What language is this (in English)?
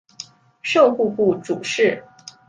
Chinese